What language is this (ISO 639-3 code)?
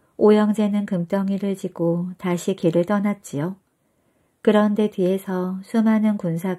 kor